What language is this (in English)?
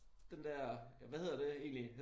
Danish